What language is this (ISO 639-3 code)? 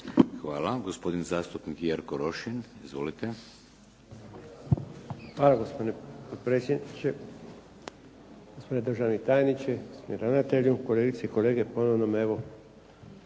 hrv